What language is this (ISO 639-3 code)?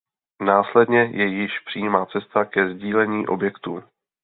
ces